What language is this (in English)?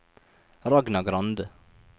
Norwegian